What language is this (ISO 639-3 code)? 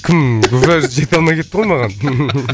kaz